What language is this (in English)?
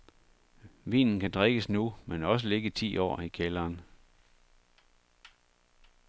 Danish